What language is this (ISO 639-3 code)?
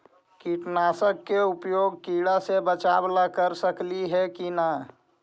mag